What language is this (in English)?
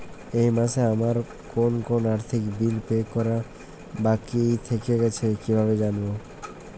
Bangla